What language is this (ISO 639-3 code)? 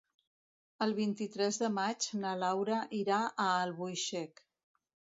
cat